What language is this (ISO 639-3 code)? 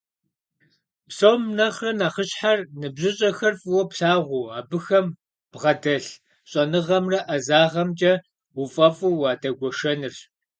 kbd